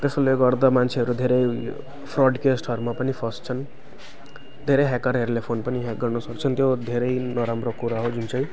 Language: Nepali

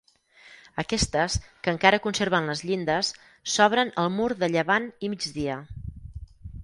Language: Catalan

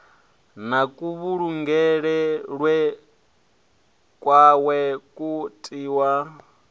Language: Venda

